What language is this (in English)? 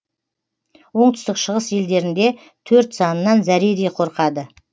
Kazakh